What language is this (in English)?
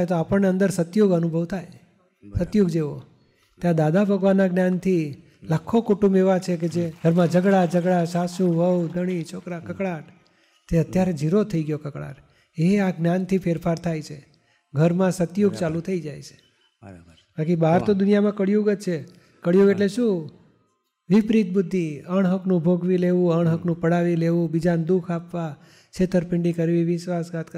Gujarati